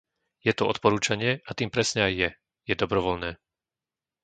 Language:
Slovak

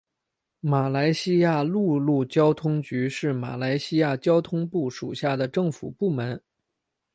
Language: Chinese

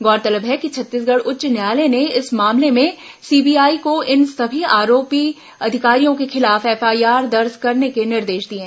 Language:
Hindi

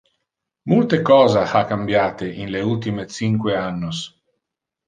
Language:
Interlingua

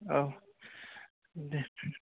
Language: Bodo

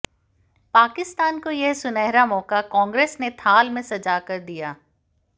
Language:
Hindi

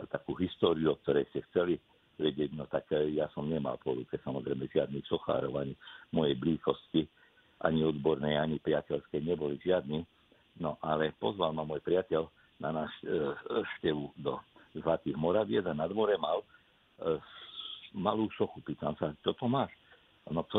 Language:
Slovak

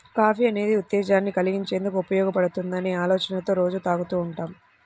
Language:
Telugu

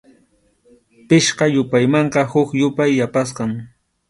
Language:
Arequipa-La Unión Quechua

